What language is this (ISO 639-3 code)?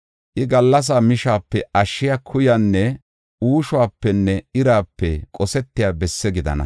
gof